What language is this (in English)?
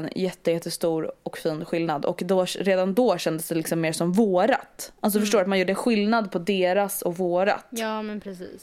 Swedish